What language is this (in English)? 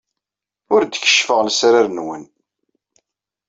Kabyle